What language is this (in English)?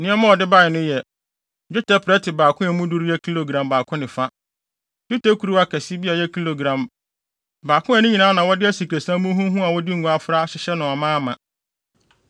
Akan